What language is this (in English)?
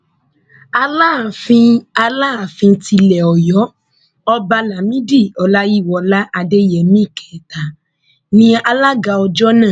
Yoruba